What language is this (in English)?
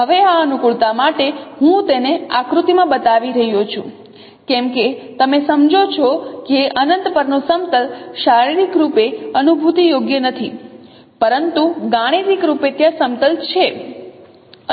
Gujarati